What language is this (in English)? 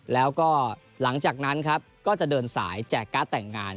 Thai